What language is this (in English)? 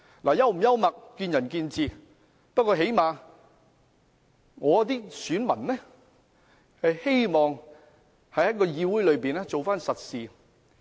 Cantonese